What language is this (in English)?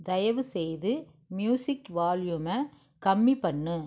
Tamil